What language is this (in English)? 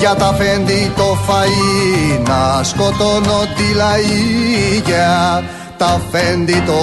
Greek